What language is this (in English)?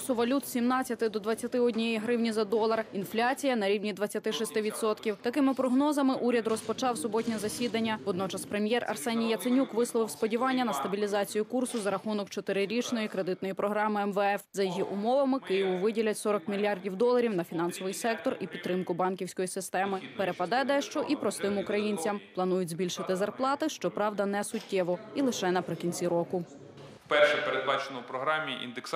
Ukrainian